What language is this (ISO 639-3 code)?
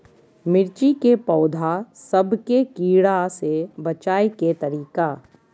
mag